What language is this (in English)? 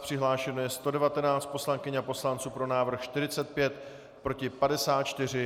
Czech